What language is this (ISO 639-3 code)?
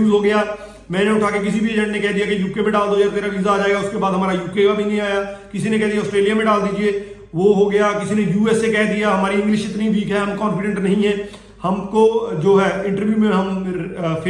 hin